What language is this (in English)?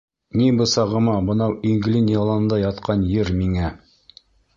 Bashkir